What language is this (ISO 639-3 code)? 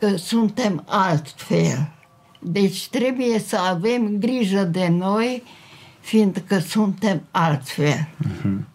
ron